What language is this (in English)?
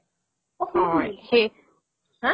Assamese